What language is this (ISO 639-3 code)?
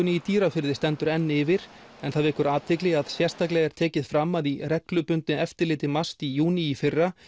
isl